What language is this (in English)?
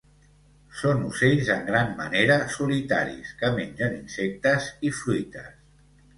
Catalan